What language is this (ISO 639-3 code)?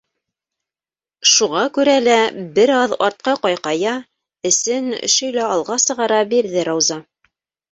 bak